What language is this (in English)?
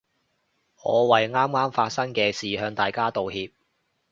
Cantonese